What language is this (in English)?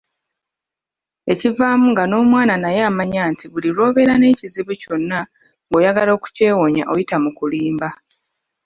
Ganda